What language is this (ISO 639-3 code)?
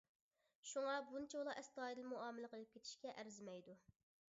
uig